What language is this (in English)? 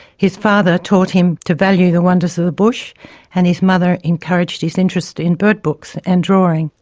English